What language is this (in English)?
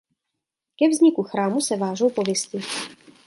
Czech